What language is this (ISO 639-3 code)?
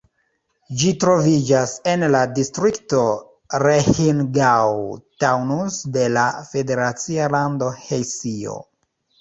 epo